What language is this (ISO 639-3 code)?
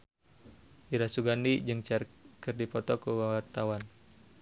sun